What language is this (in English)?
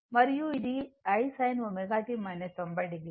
Telugu